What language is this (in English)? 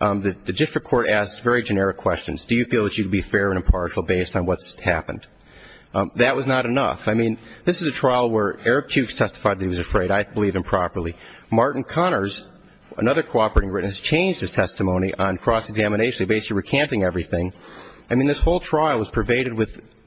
English